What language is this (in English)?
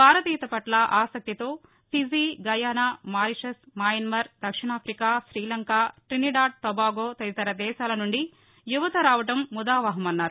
Telugu